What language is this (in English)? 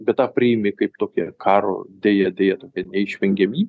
Lithuanian